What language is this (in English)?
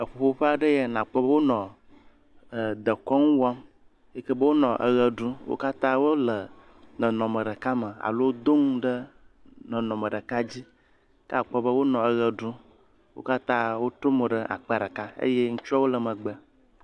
Ewe